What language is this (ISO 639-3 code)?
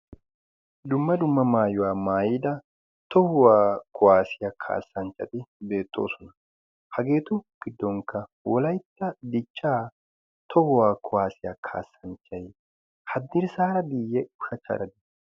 wal